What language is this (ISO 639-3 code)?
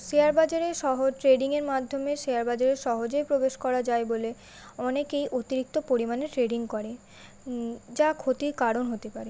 ben